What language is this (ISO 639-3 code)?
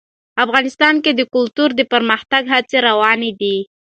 pus